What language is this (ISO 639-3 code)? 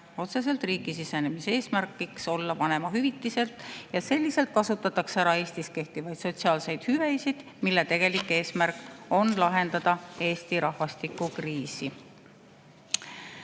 est